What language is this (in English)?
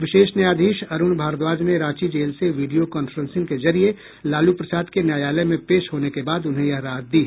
Hindi